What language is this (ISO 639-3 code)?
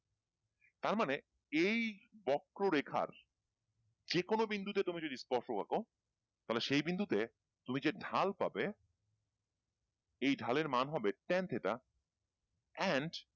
ben